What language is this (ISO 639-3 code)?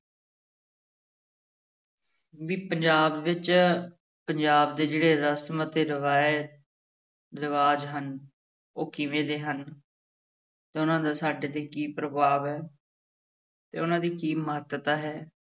pan